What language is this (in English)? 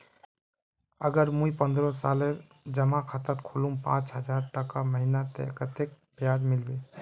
Magahi